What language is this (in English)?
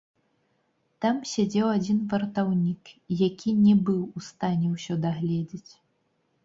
Belarusian